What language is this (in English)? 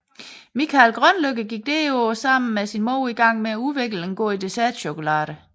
Danish